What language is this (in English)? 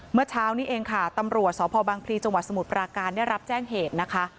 Thai